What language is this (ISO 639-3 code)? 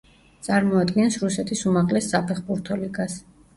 kat